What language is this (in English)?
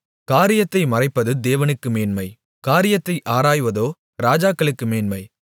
Tamil